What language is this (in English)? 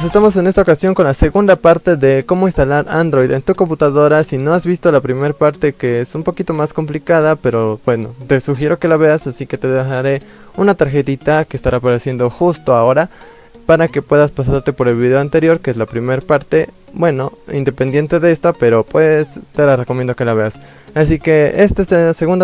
Spanish